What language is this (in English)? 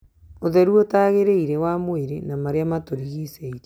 Kikuyu